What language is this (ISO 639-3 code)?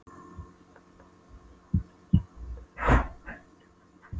isl